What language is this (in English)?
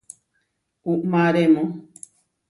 Huarijio